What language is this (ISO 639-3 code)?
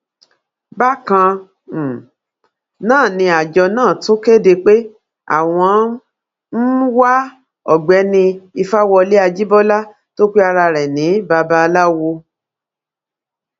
yor